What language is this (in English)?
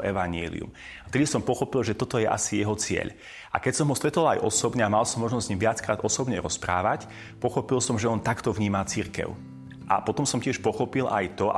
Slovak